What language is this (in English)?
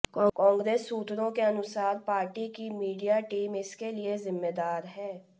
Hindi